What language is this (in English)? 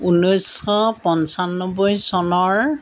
Assamese